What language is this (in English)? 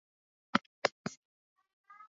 Swahili